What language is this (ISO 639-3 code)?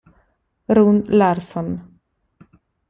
ita